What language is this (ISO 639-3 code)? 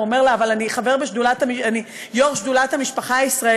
heb